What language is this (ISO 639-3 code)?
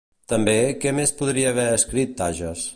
cat